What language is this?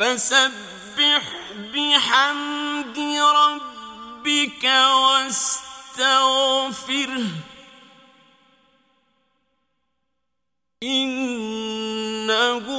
Arabic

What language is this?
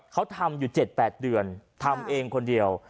Thai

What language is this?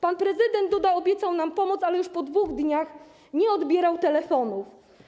Polish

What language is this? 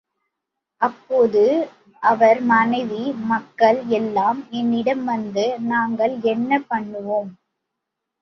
Tamil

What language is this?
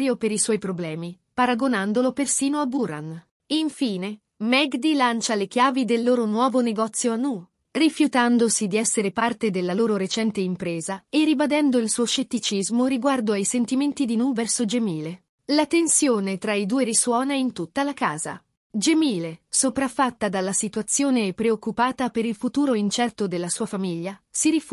Italian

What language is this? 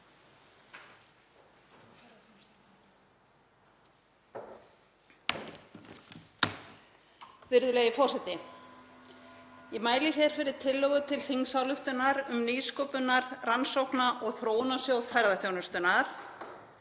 Icelandic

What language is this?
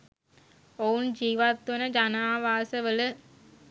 Sinhala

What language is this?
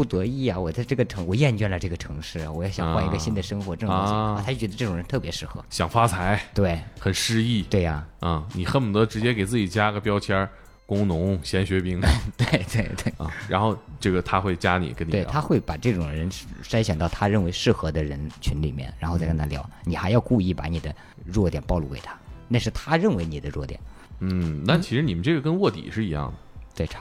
Chinese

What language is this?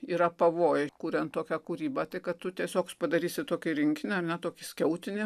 Lithuanian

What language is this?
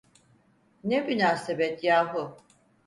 Turkish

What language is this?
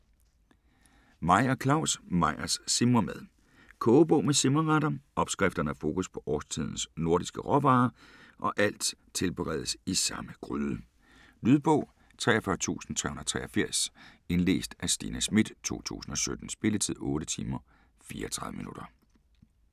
Danish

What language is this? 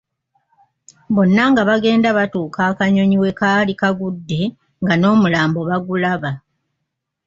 Ganda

